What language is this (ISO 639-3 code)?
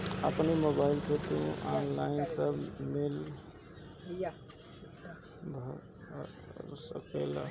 bho